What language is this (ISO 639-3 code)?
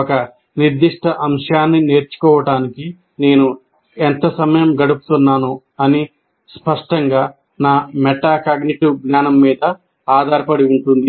tel